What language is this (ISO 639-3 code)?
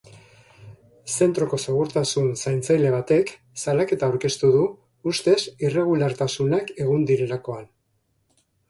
eus